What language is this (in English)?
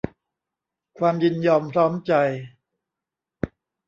Thai